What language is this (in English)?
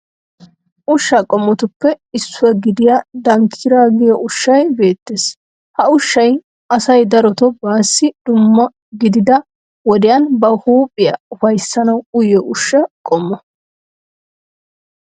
Wolaytta